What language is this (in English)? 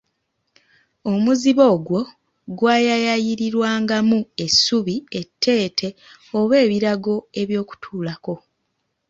Ganda